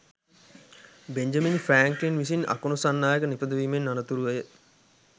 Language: Sinhala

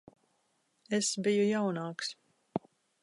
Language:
Latvian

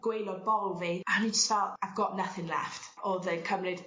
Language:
Welsh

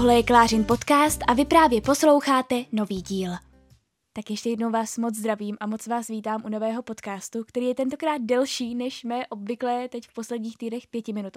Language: Czech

